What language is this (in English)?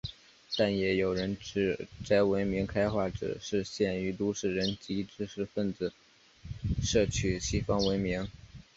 Chinese